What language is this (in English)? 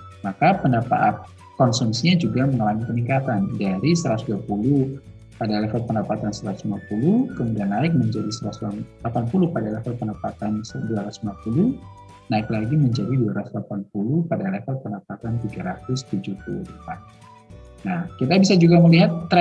Indonesian